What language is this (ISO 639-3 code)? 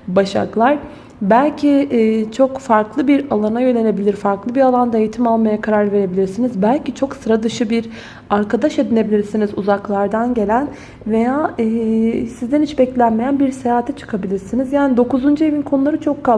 tur